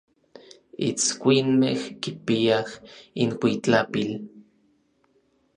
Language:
Orizaba Nahuatl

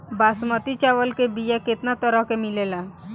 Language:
Bhojpuri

